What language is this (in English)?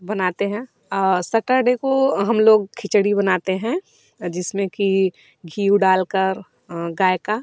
Hindi